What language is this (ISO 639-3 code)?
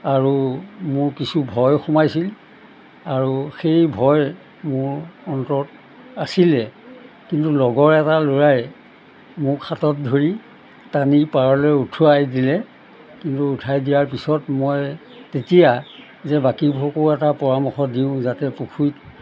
asm